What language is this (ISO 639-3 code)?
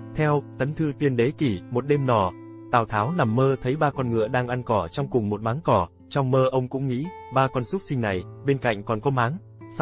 vie